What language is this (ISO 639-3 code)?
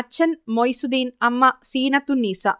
mal